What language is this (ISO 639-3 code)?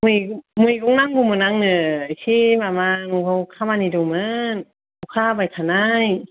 brx